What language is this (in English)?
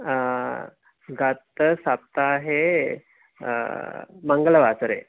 Sanskrit